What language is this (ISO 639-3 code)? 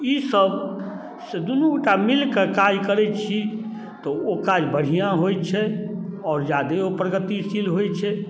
mai